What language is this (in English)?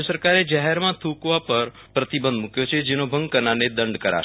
Gujarati